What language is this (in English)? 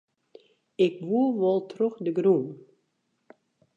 Western Frisian